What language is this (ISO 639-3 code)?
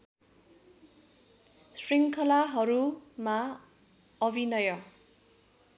nep